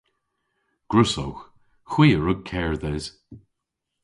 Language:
Cornish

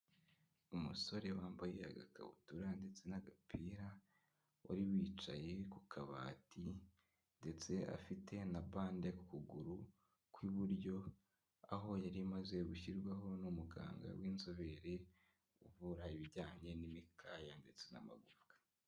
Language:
Kinyarwanda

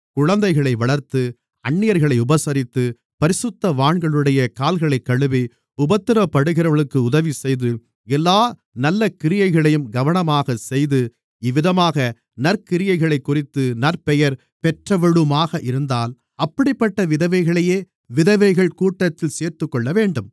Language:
Tamil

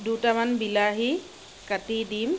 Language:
Assamese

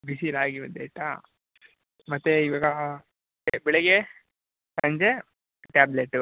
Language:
Kannada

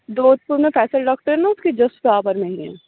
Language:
Urdu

